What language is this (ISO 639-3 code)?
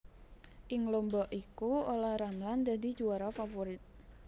jav